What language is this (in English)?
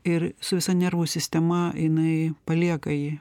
Lithuanian